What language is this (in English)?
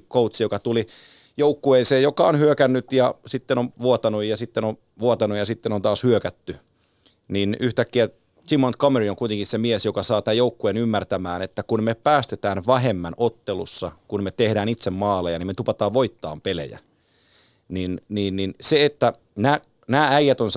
Finnish